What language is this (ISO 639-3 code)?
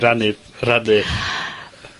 cym